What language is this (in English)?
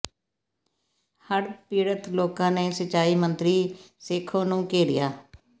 Punjabi